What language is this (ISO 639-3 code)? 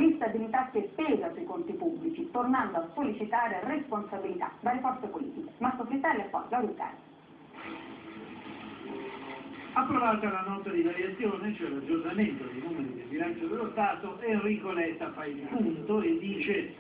ita